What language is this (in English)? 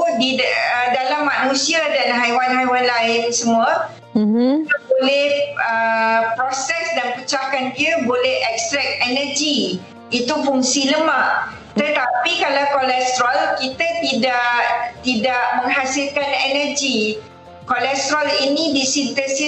Malay